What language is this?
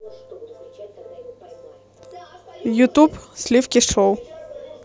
Russian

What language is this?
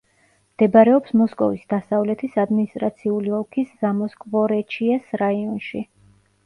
Georgian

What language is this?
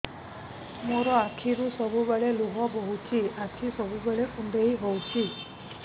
Odia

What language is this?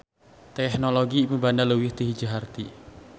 Sundanese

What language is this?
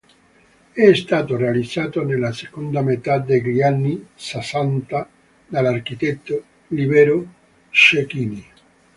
Italian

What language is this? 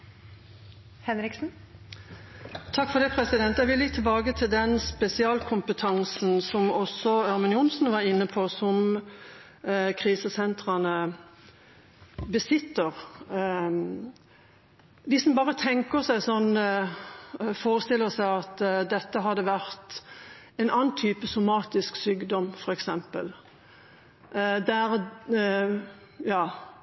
Norwegian Bokmål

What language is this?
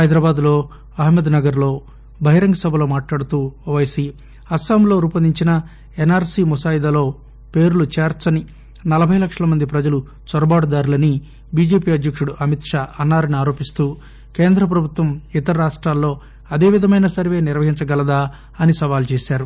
Telugu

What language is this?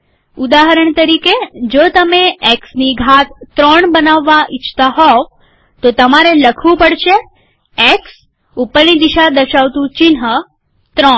Gujarati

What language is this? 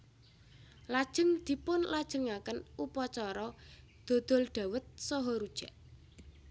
Javanese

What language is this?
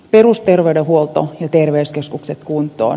Finnish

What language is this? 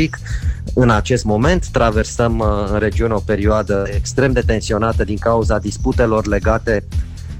Romanian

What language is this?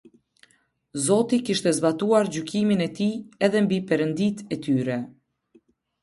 Albanian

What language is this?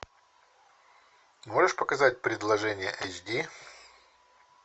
Russian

